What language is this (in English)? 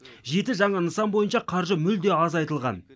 Kazakh